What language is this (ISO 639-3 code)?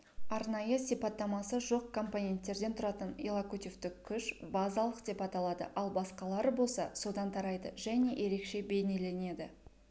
kaz